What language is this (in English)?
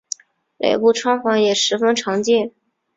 Chinese